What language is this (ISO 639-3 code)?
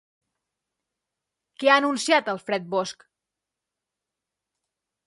cat